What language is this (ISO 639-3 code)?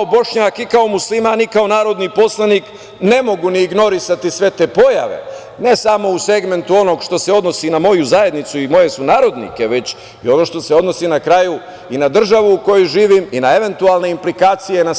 srp